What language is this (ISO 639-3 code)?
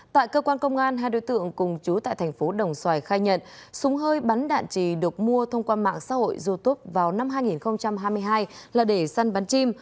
vie